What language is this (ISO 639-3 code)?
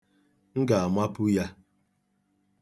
ibo